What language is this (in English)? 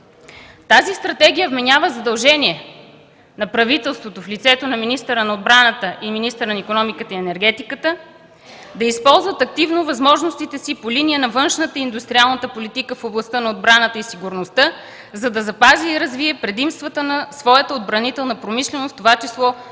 Bulgarian